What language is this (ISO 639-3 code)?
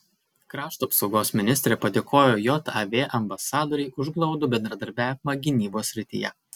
lit